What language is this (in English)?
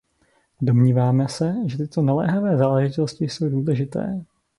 Czech